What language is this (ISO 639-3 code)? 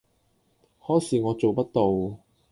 yue